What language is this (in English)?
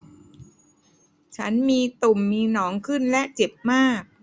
Thai